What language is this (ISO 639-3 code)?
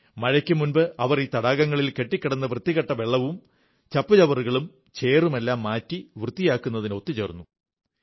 mal